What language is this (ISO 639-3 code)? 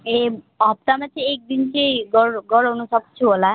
nep